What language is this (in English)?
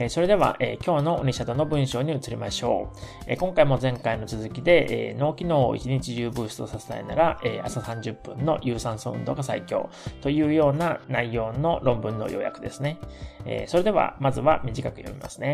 Japanese